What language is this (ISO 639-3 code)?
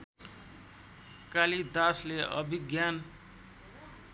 nep